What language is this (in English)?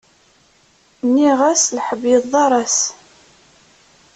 Kabyle